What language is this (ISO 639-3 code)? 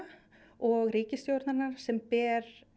isl